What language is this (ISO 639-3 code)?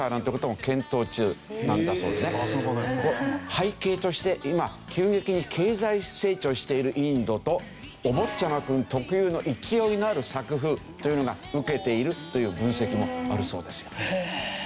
jpn